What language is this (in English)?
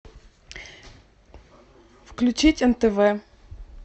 Russian